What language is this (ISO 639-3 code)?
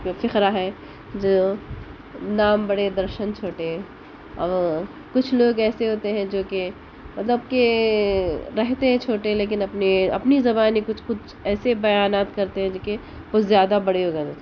urd